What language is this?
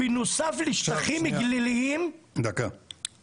Hebrew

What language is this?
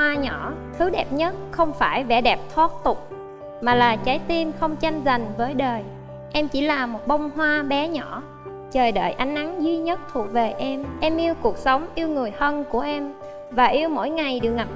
Vietnamese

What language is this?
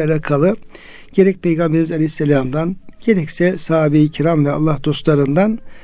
Turkish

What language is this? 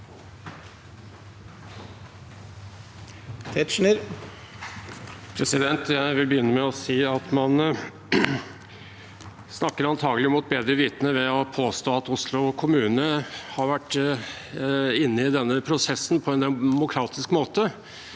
Norwegian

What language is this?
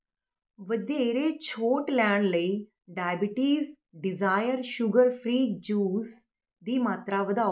Punjabi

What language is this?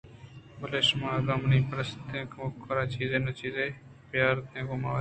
Eastern Balochi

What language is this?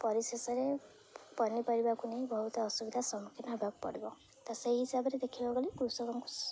Odia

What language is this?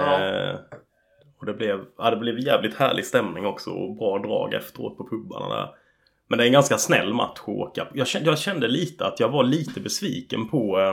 Swedish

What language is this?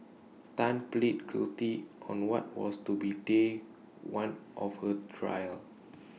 English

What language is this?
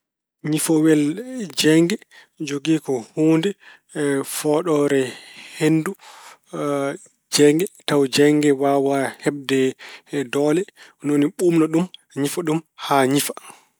Fula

